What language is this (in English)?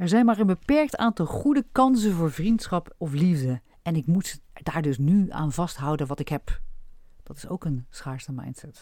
Dutch